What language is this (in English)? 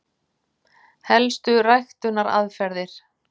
Icelandic